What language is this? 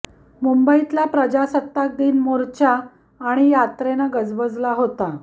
Marathi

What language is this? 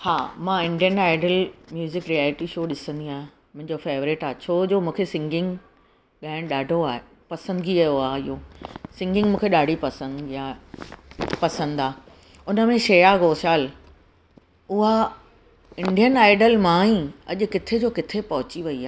Sindhi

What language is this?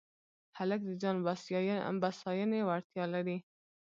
Pashto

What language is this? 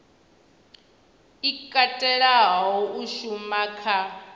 Venda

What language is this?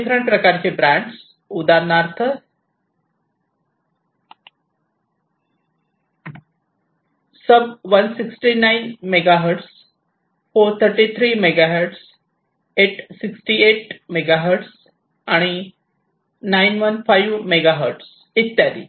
Marathi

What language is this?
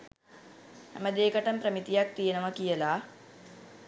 Sinhala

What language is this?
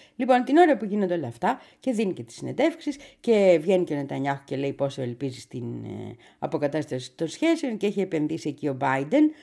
Greek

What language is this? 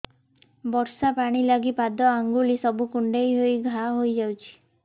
Odia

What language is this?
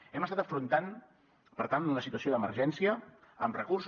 Catalan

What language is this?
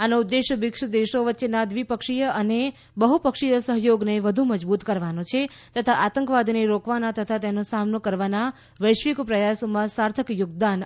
Gujarati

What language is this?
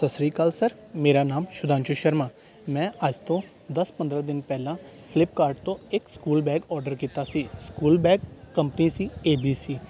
Punjabi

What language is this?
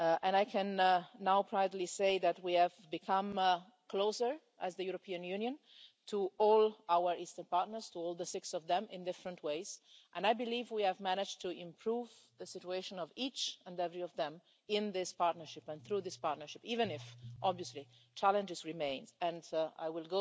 English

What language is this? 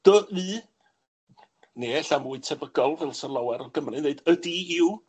Welsh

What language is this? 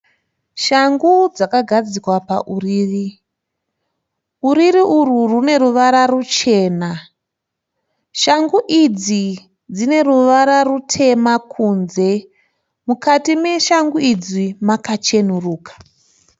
Shona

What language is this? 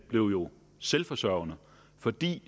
Danish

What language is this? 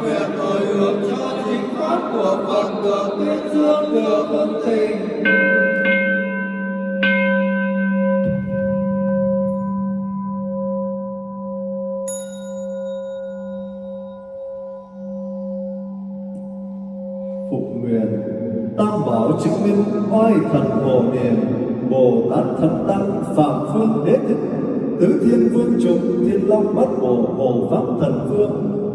Vietnamese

